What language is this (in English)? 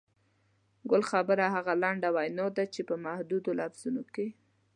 Pashto